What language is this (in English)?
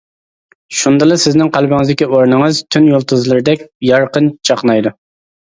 Uyghur